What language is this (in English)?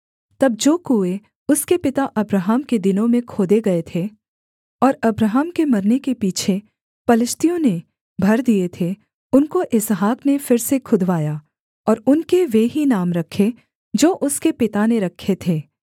Hindi